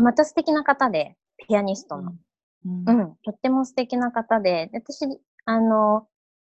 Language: Japanese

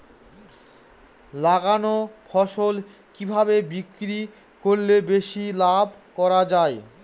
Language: Bangla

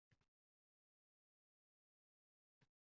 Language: Uzbek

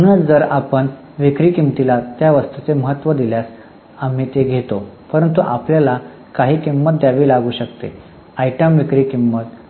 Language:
Marathi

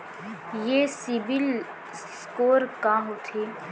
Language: Chhattisgarhi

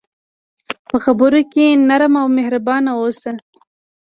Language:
Pashto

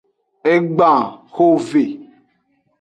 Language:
Aja (Benin)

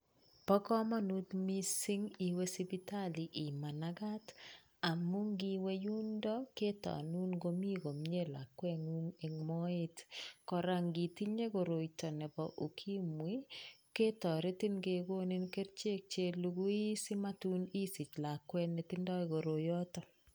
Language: Kalenjin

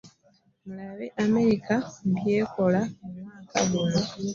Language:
Ganda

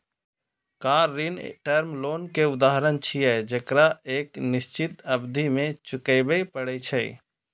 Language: Maithili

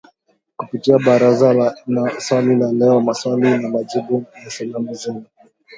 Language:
Swahili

